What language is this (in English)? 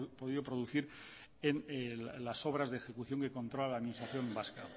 Spanish